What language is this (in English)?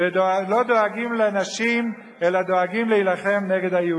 Hebrew